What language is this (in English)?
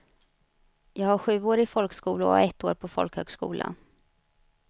Swedish